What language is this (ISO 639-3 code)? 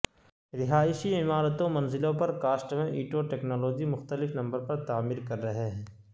urd